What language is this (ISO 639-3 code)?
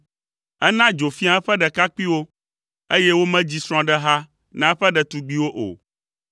ewe